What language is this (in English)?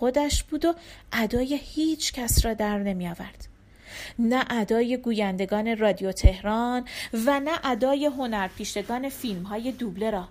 Persian